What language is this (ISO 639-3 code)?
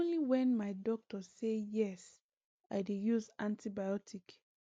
pcm